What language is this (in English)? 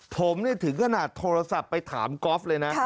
Thai